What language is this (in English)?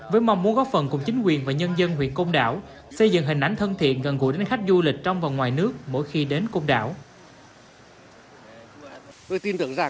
Vietnamese